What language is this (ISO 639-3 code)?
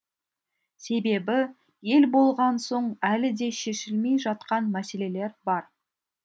kaz